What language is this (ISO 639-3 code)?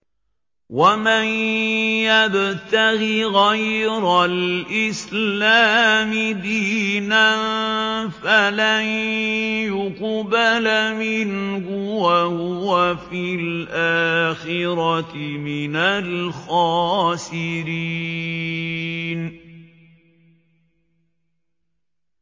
ara